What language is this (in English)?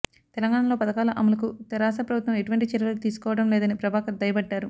Telugu